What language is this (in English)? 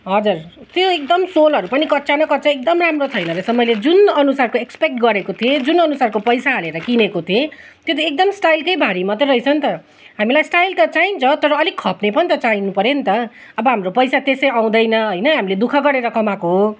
Nepali